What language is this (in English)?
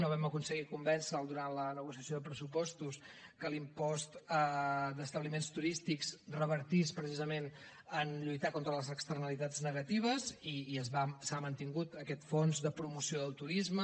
Catalan